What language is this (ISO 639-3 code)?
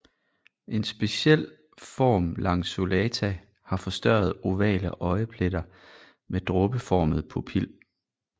dan